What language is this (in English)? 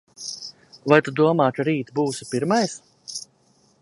Latvian